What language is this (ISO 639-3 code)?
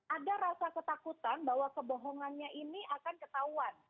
ind